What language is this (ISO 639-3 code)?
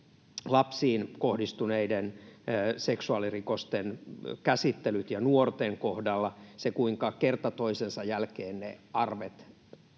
fin